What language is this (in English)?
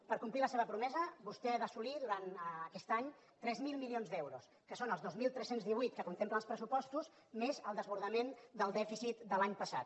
Catalan